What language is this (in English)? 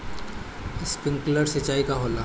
Bhojpuri